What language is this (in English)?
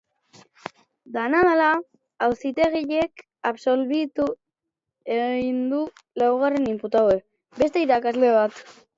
Basque